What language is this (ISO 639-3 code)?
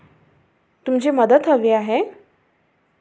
mar